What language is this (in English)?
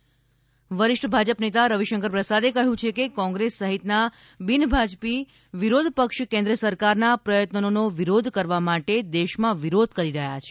Gujarati